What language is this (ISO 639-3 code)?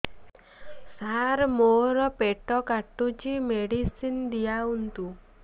ori